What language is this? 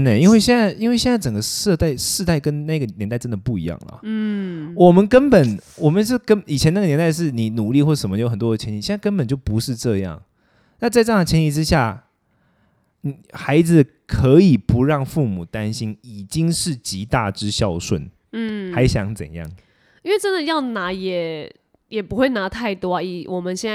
Chinese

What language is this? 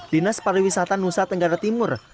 Indonesian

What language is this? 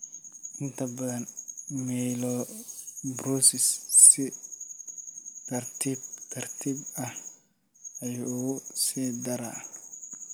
Somali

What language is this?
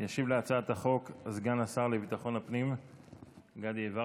Hebrew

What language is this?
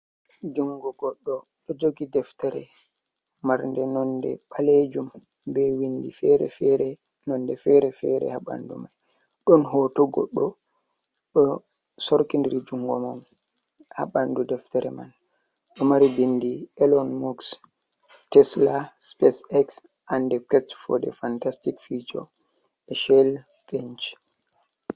Fula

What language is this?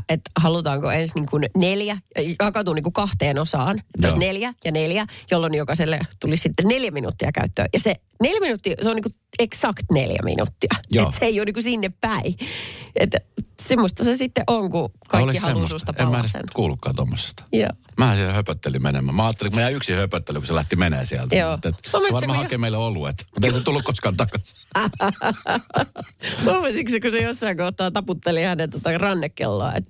Finnish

